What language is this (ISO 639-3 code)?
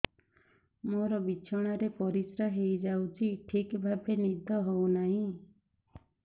ori